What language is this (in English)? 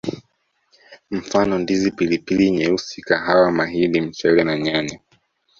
Swahili